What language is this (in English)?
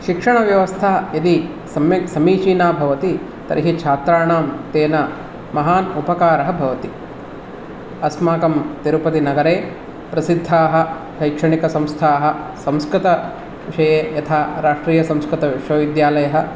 Sanskrit